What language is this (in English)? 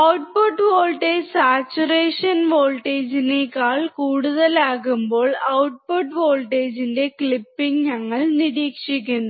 Malayalam